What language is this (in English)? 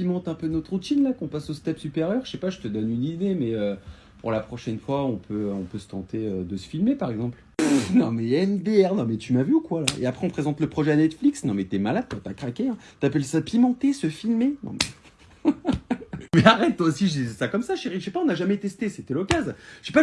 French